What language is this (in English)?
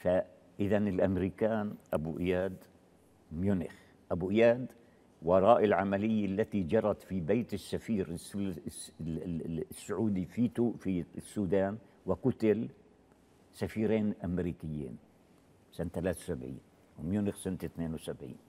Arabic